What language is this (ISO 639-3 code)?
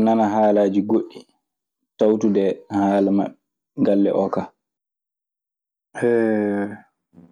ffm